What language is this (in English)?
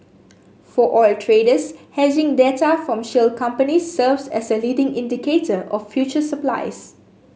English